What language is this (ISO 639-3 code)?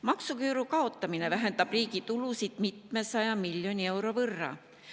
est